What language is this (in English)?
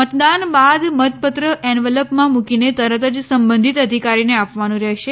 Gujarati